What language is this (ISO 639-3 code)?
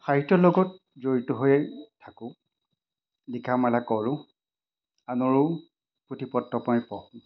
asm